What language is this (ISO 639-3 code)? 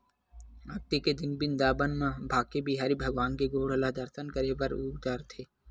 hne